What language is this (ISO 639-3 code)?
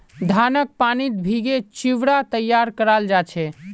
mag